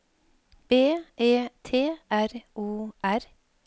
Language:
Norwegian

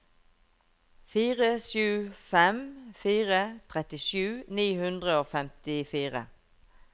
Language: Norwegian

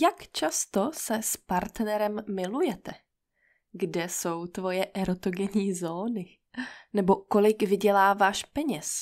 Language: Czech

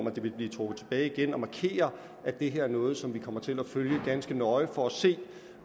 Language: Danish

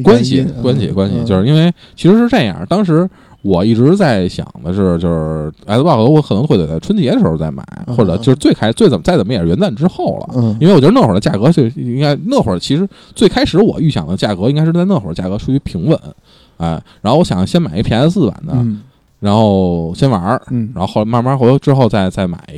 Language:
Chinese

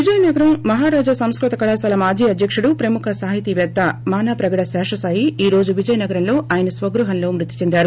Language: Telugu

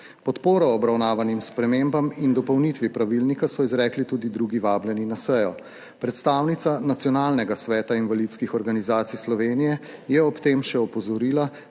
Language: Slovenian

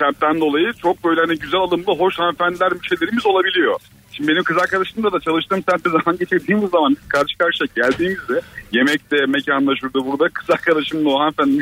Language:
Turkish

